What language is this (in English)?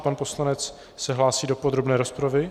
Czech